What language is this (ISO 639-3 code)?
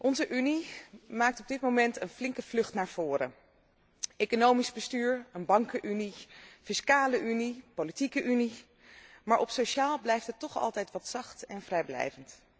nld